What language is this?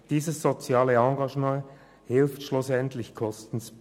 Swiss German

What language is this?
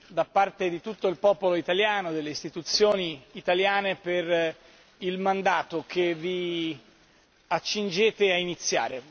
Italian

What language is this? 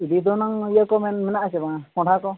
Santali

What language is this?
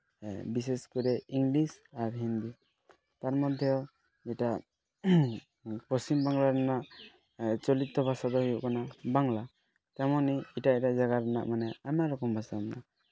Santali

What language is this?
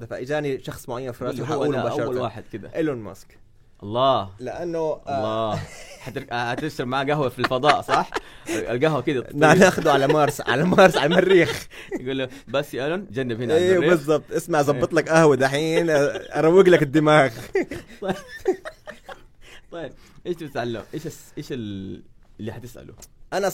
Arabic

